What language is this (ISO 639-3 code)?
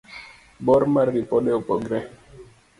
luo